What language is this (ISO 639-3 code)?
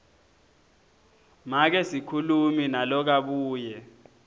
ssw